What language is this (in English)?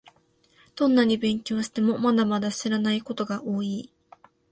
Japanese